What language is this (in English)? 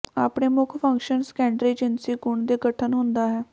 Punjabi